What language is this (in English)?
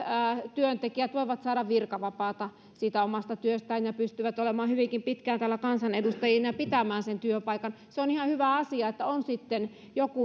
Finnish